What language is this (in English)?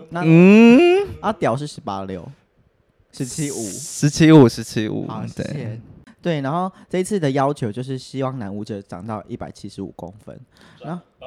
Chinese